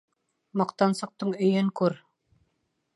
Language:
Bashkir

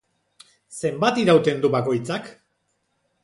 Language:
Basque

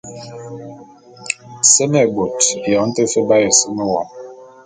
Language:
Bulu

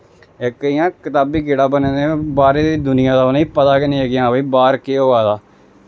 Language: Dogri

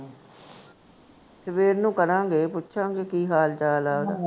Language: Punjabi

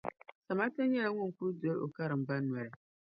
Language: Dagbani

